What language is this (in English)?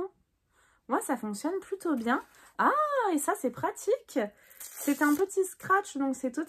French